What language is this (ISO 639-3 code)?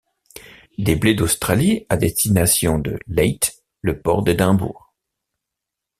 fra